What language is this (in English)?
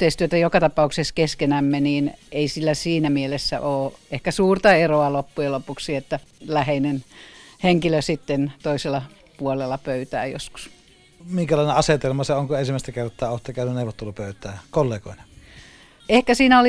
Finnish